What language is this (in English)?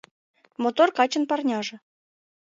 Mari